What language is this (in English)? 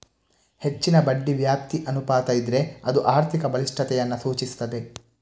Kannada